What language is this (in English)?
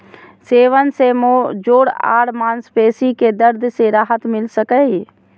Magahi